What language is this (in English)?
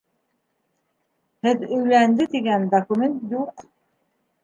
Bashkir